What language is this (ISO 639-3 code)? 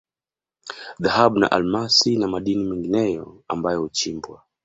swa